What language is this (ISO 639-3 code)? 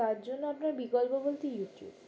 ben